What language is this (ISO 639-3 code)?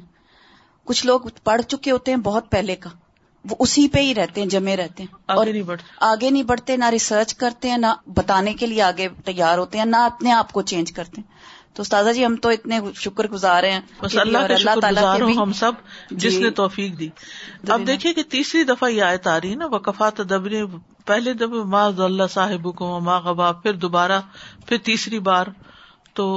urd